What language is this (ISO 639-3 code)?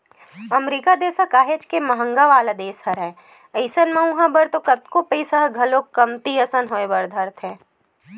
hne